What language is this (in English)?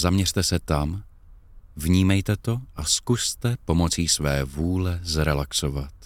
Czech